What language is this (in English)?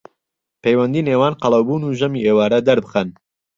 Central Kurdish